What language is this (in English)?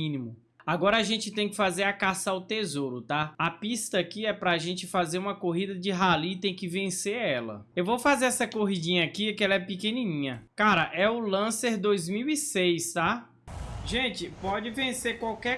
Portuguese